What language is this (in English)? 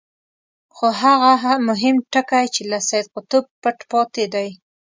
Pashto